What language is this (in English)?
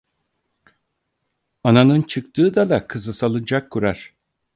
Turkish